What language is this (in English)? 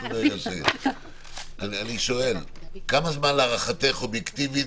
Hebrew